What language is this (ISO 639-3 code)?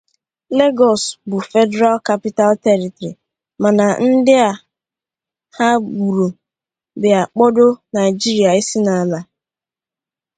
ibo